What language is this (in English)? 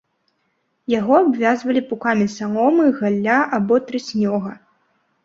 Belarusian